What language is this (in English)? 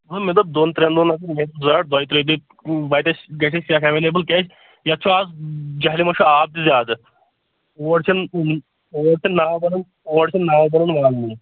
Kashmiri